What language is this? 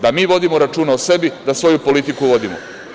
Serbian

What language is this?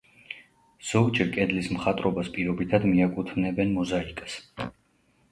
Georgian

